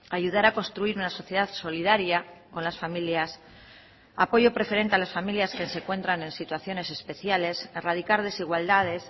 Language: Spanish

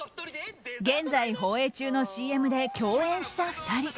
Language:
Japanese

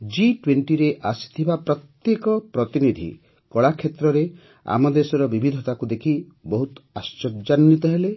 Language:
Odia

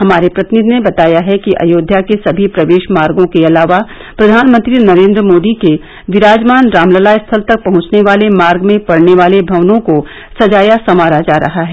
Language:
Hindi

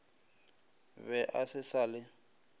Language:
Northern Sotho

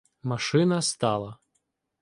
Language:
Ukrainian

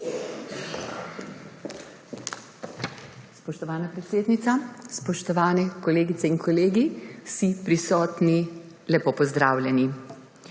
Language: Slovenian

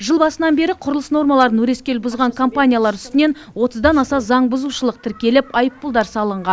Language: Kazakh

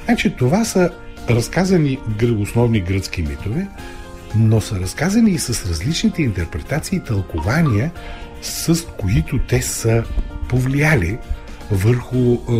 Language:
Bulgarian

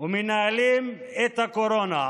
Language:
Hebrew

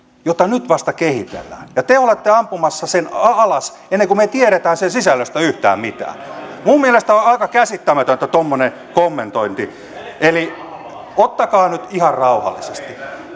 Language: Finnish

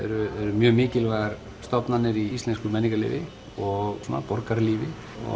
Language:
Icelandic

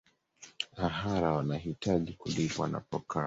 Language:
Swahili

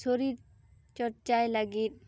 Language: Santali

